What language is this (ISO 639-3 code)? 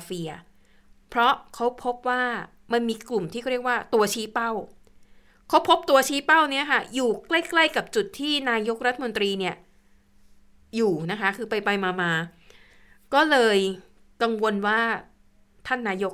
tha